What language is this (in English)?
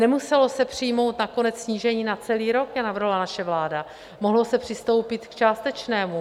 Czech